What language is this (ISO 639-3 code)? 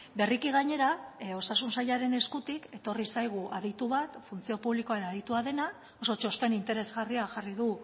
eus